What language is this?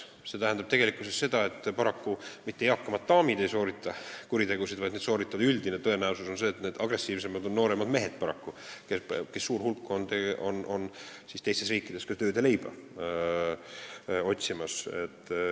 Estonian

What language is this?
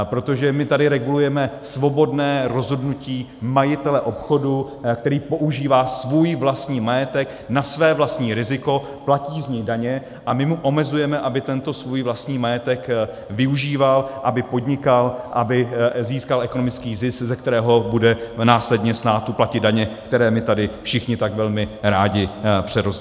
Czech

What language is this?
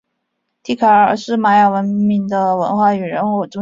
Chinese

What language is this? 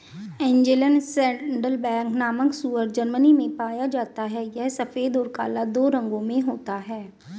Hindi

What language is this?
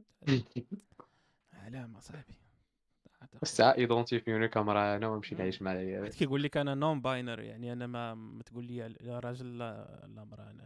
Arabic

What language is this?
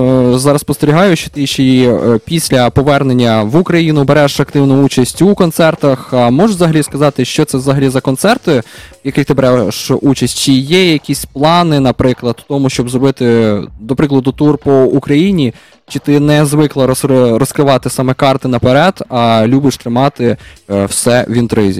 Ukrainian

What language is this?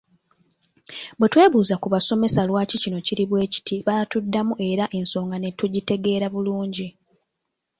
Ganda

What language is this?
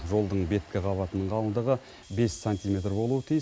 Kazakh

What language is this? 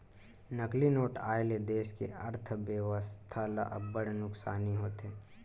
Chhattisgarhi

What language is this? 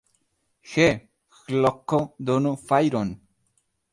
Esperanto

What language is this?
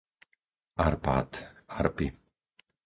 Slovak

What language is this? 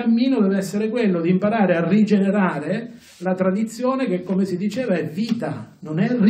Italian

